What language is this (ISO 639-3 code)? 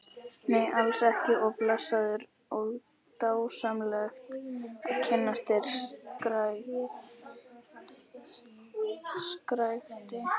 isl